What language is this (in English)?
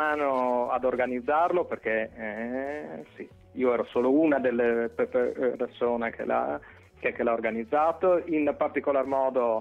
Italian